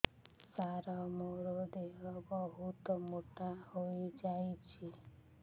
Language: Odia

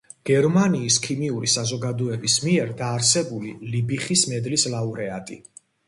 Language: Georgian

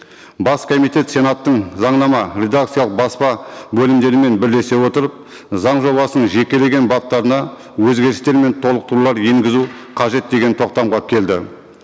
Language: Kazakh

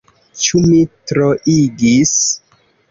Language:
Esperanto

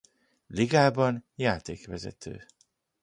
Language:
Hungarian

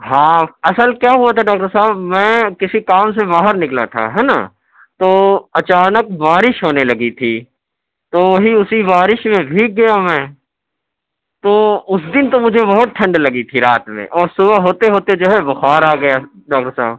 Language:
Urdu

